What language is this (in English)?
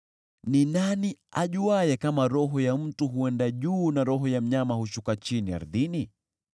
Swahili